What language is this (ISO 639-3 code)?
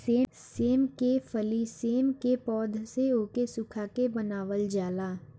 bho